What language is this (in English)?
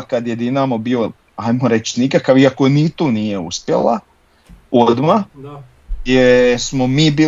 Croatian